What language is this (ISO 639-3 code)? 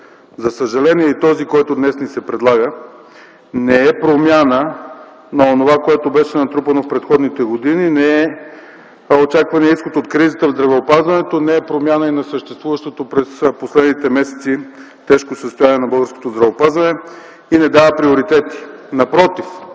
bul